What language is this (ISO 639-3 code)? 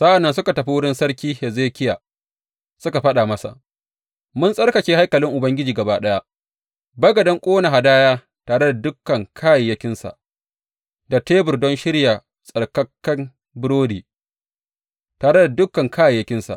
hau